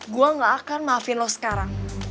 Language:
Indonesian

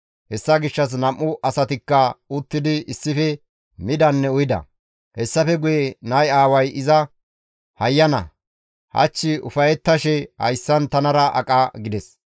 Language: Gamo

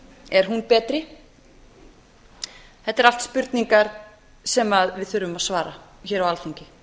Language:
Icelandic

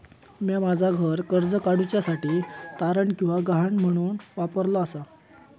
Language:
Marathi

